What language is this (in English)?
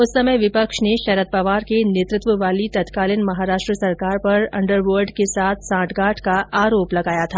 Hindi